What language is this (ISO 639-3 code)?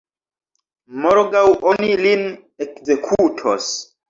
epo